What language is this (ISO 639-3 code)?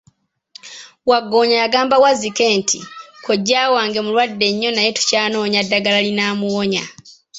lug